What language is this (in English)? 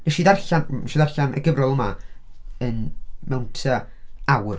Welsh